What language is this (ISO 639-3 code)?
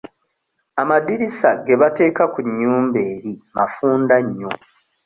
lug